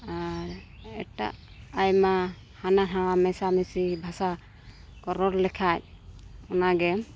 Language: Santali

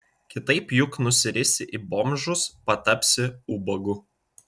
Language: Lithuanian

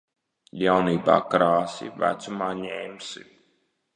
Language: Latvian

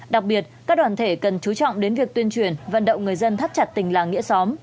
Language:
Vietnamese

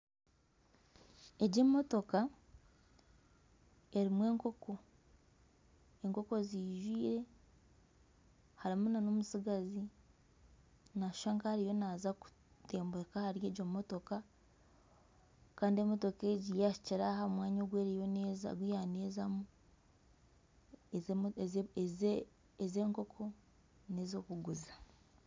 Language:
Nyankole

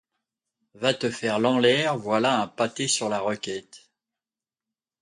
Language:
French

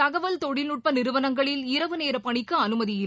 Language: Tamil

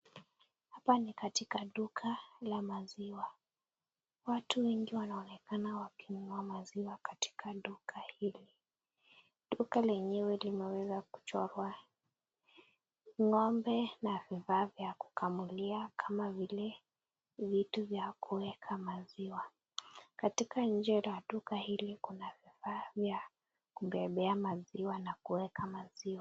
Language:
Swahili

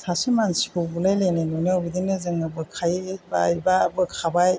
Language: Bodo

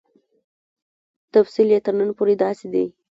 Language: Pashto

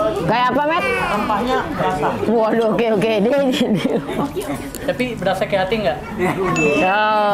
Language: Indonesian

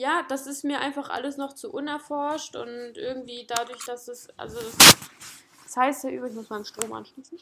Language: German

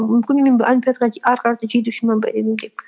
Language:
Kazakh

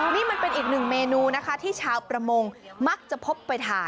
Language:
Thai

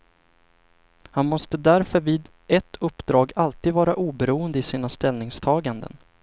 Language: Swedish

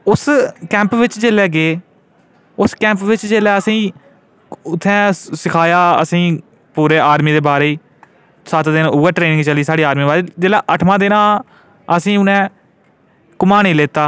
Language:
Dogri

